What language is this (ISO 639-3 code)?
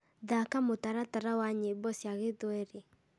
kik